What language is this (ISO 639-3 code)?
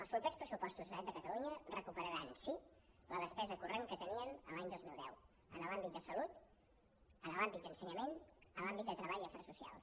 cat